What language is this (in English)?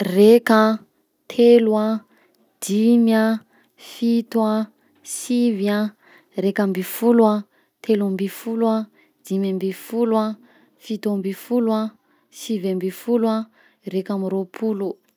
Southern Betsimisaraka Malagasy